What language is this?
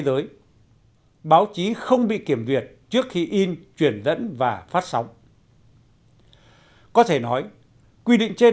Vietnamese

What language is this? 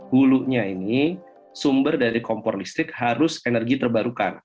Indonesian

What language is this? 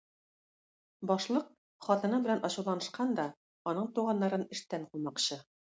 Tatar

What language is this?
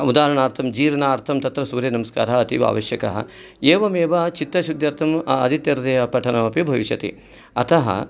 Sanskrit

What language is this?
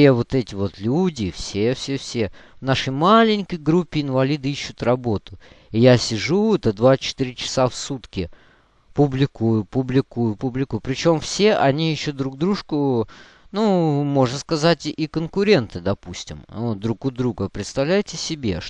Russian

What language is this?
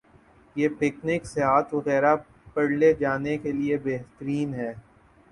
Urdu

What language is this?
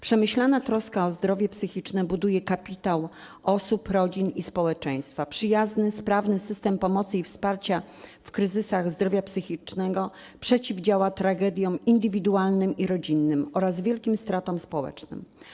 Polish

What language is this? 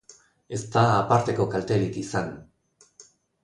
Basque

